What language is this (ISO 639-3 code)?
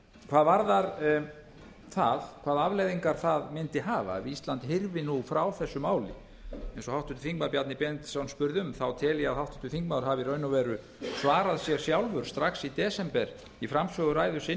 isl